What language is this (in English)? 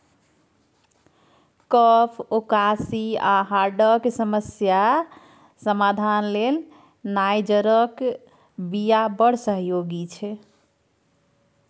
Maithili